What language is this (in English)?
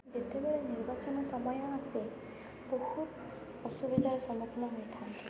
Odia